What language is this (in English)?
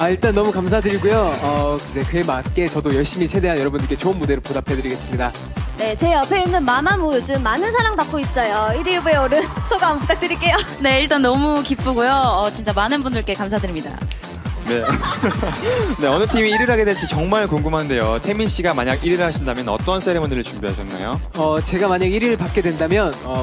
Korean